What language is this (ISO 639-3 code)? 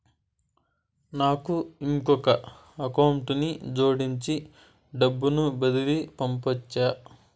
tel